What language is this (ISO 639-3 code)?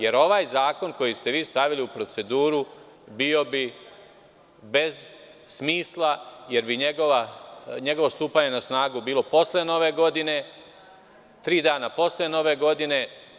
srp